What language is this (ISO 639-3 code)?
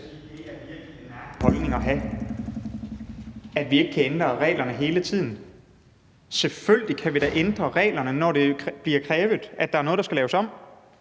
dan